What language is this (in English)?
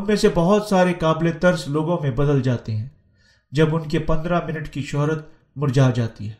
Urdu